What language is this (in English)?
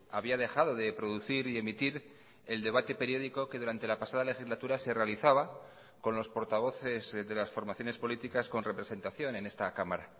Spanish